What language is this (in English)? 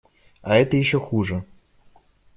Russian